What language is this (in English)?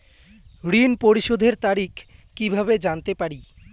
Bangla